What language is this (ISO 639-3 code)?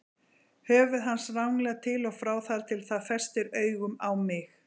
isl